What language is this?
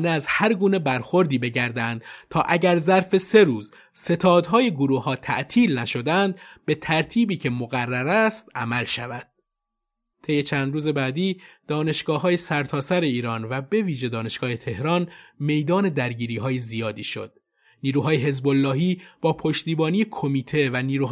Persian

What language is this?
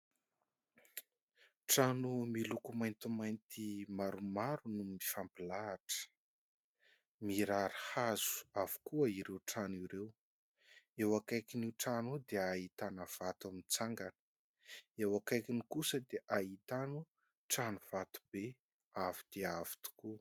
Malagasy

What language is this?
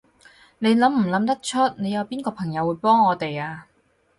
Cantonese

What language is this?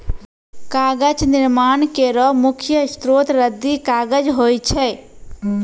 Maithili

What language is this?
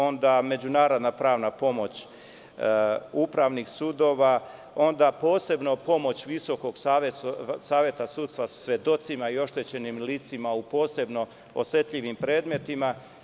Serbian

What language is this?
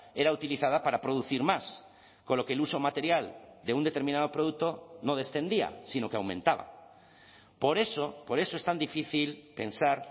Spanish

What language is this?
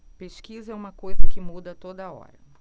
Portuguese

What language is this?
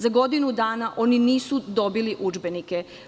Serbian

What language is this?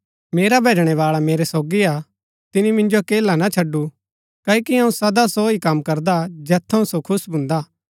Gaddi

